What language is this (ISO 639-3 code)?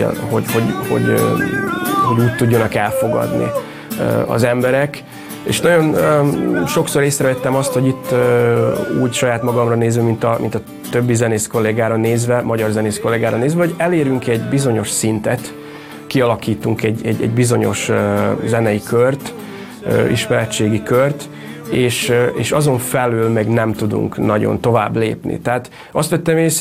hun